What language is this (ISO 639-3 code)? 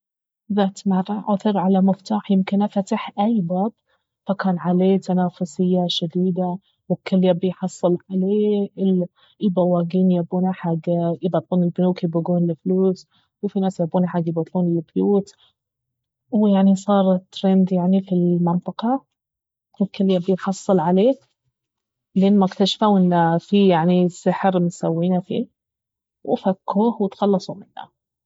abv